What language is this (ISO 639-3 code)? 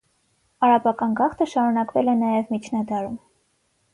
hye